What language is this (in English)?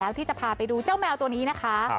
Thai